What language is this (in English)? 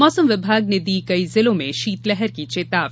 Hindi